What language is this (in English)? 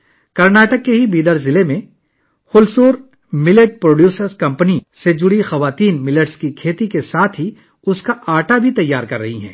Urdu